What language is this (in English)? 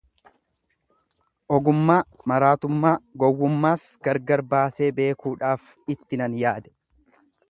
Oromo